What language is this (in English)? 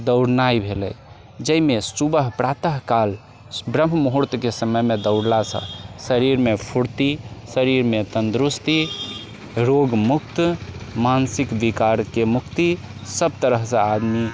Maithili